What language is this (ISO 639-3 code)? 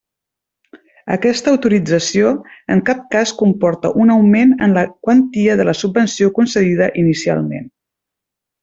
cat